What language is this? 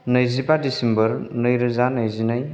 Bodo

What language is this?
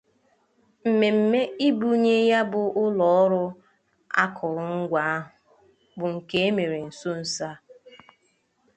Igbo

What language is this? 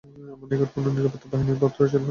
Bangla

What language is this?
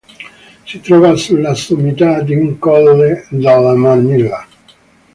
Italian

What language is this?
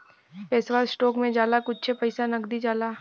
Bhojpuri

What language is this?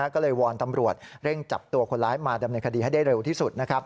Thai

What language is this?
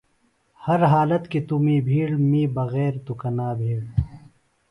Phalura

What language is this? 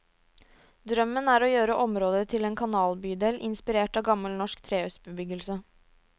Norwegian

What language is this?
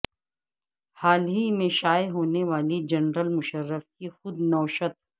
Urdu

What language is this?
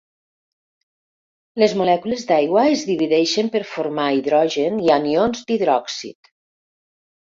Catalan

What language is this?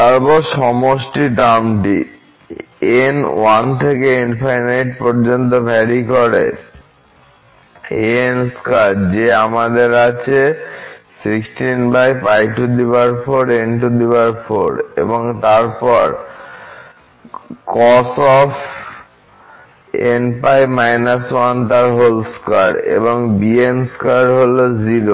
Bangla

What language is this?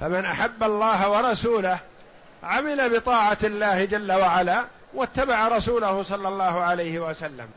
Arabic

